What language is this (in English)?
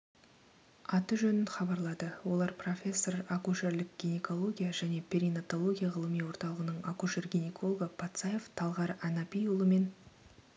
Kazakh